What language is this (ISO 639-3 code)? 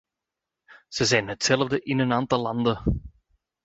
nld